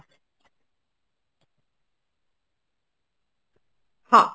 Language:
Odia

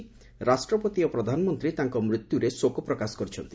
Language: Odia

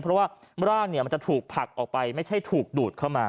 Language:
Thai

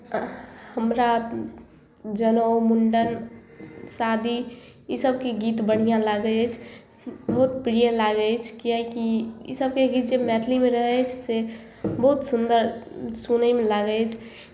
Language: Maithili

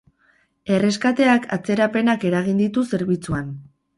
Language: Basque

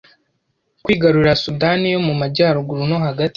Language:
Kinyarwanda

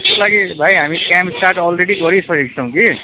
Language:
Nepali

